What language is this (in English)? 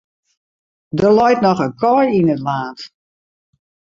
Western Frisian